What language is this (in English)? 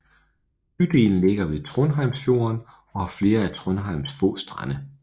Danish